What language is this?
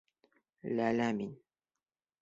Bashkir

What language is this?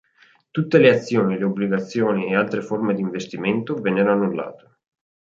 Italian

